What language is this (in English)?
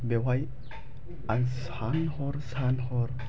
Bodo